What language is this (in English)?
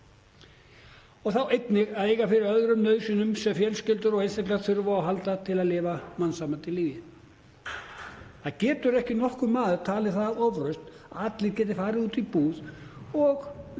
Icelandic